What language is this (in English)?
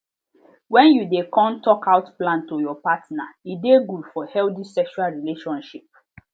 Nigerian Pidgin